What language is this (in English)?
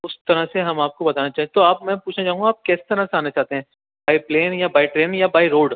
Urdu